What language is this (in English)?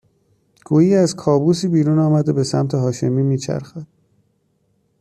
Persian